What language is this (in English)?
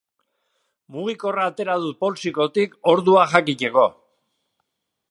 Basque